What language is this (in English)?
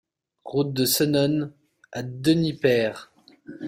French